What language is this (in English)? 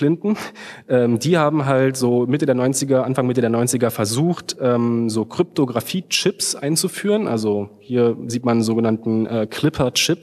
German